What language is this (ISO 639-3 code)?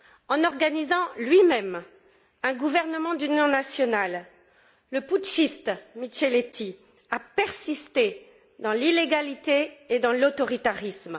fra